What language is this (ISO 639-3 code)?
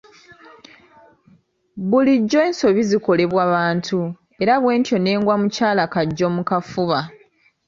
lug